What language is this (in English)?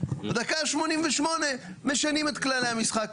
Hebrew